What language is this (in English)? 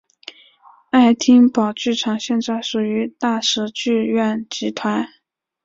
Chinese